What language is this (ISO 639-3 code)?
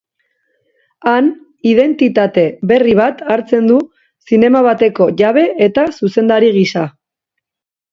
eus